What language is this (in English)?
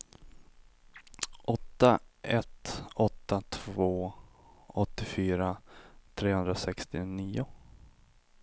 Swedish